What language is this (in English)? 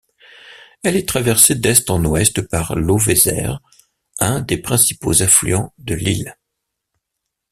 French